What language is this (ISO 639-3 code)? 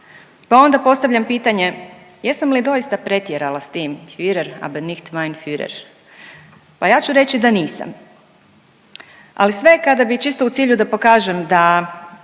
hrv